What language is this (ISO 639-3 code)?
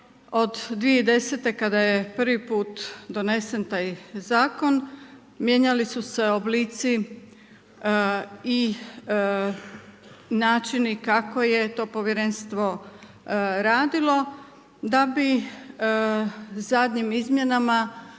hrv